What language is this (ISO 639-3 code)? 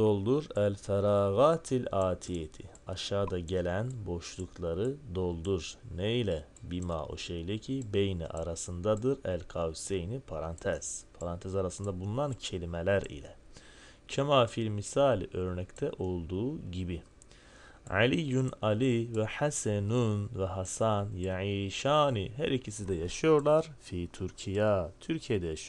tur